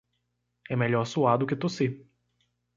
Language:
Portuguese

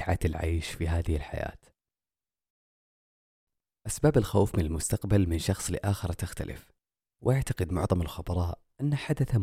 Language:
Arabic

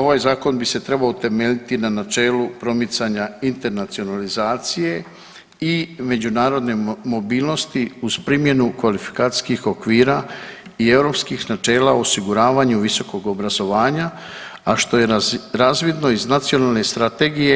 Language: Croatian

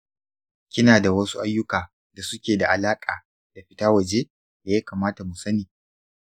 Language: Hausa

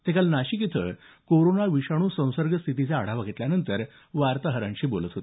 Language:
Marathi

